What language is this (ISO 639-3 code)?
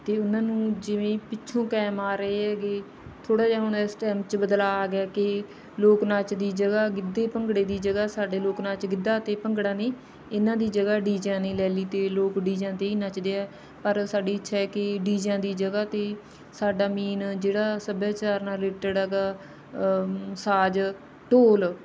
pan